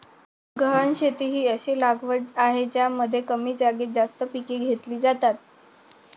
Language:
Marathi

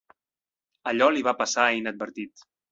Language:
Catalan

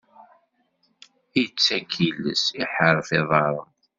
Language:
Kabyle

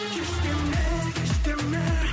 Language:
Kazakh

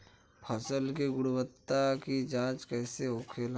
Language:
Bhojpuri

